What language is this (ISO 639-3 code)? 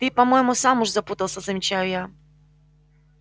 rus